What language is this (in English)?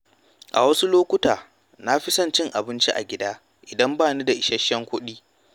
Hausa